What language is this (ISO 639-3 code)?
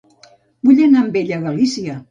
cat